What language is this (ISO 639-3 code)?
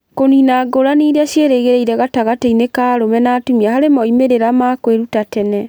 kik